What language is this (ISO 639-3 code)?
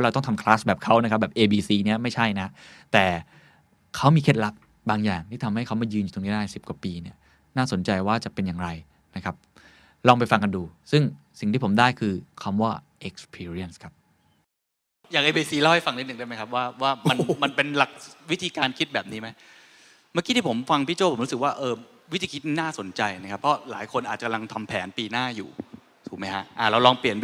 tha